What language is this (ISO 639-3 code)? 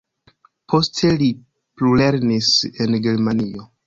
epo